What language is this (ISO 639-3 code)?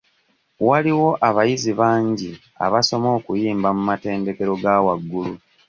lug